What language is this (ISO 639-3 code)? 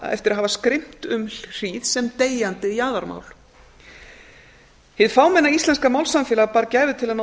isl